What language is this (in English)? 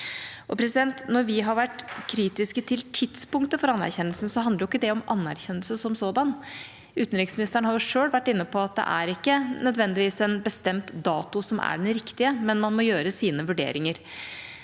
Norwegian